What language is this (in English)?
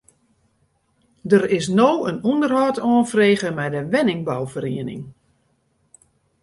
Western Frisian